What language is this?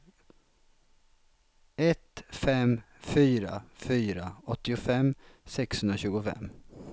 Swedish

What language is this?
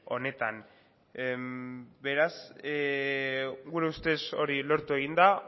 Basque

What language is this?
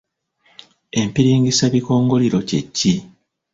Ganda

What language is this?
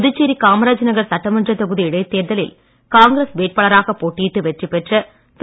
Tamil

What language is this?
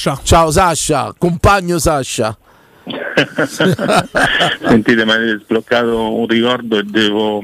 Italian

